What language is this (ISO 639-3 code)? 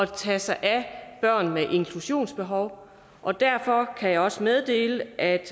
dan